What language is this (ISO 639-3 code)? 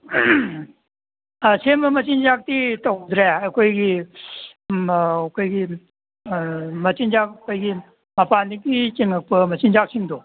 mni